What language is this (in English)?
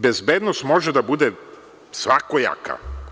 Serbian